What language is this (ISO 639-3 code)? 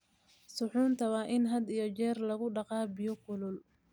som